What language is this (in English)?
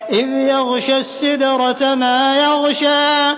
Arabic